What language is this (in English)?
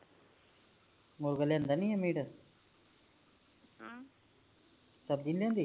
Punjabi